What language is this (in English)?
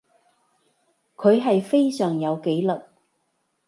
Cantonese